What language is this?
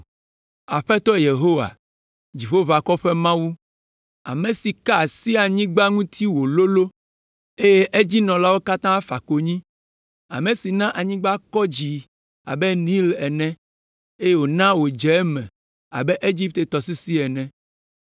Ewe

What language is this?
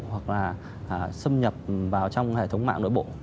Vietnamese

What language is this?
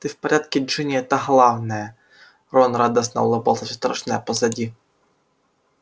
Russian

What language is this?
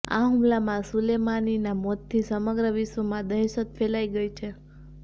Gujarati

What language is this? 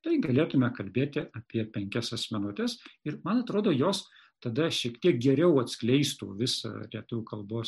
Lithuanian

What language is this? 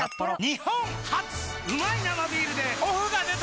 Japanese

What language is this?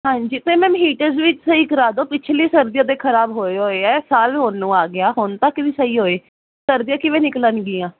Punjabi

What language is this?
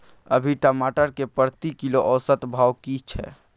Maithili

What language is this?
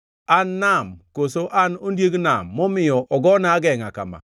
Luo (Kenya and Tanzania)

